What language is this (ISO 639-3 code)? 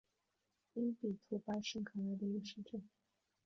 zho